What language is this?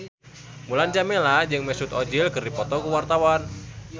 Sundanese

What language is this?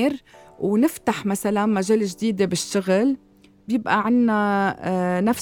Arabic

